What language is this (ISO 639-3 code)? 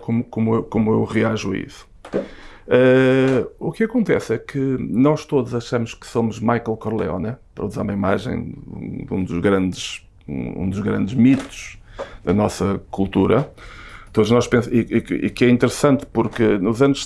por